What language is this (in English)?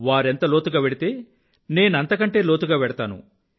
Telugu